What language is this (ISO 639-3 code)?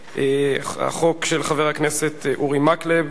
heb